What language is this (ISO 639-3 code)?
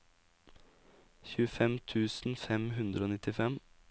nor